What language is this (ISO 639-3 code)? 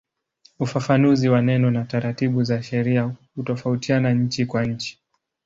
swa